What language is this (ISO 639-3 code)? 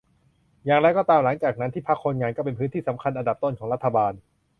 tha